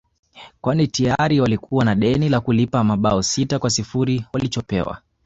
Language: Swahili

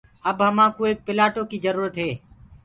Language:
Gurgula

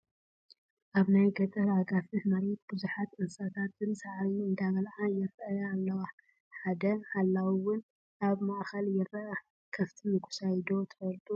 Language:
Tigrinya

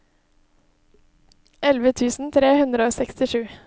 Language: Norwegian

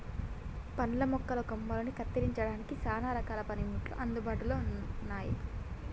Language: Telugu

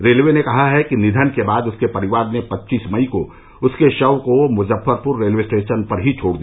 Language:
Hindi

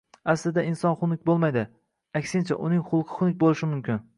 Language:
Uzbek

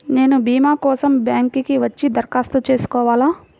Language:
Telugu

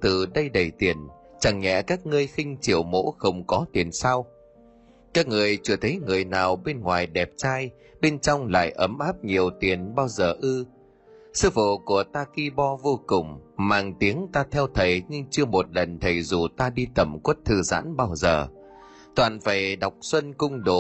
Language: Vietnamese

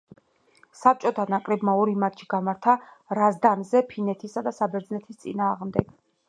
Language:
Georgian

